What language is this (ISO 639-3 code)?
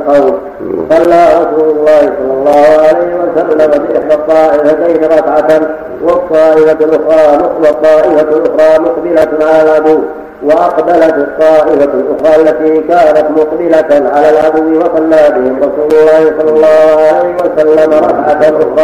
ara